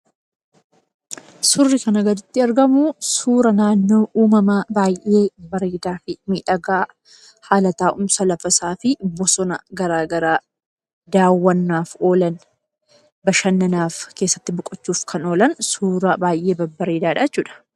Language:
Oromo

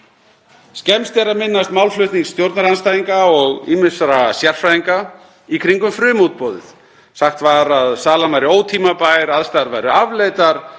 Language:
Icelandic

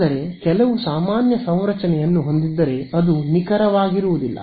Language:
Kannada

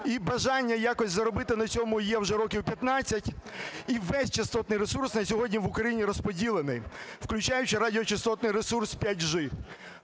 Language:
Ukrainian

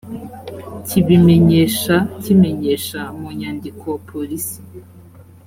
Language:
Kinyarwanda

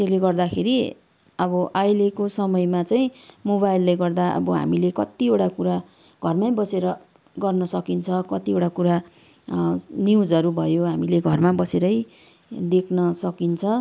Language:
Nepali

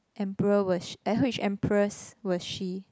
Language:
English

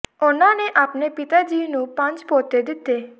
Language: Punjabi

